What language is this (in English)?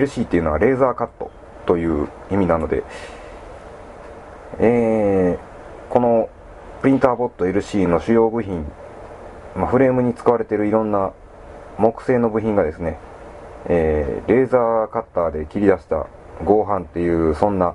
Japanese